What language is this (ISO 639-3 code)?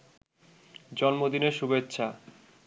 ben